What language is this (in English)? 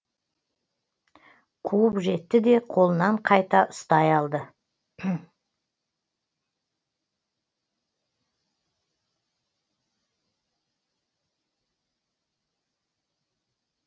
Kazakh